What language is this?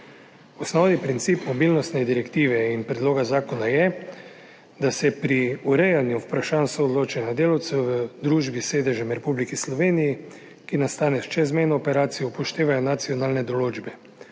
Slovenian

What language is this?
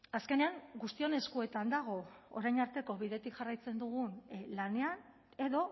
Basque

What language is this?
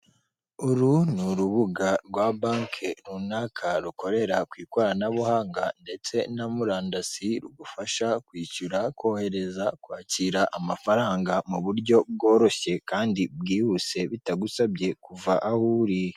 Kinyarwanda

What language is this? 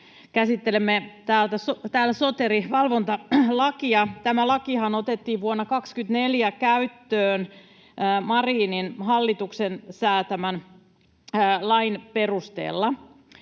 Finnish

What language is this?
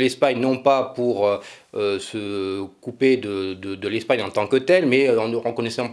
French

